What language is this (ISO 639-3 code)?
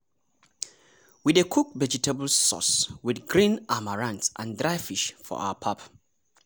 pcm